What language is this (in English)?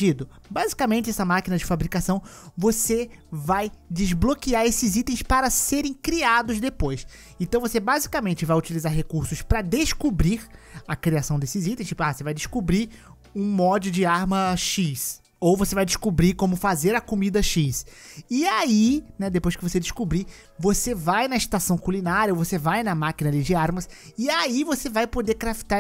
Portuguese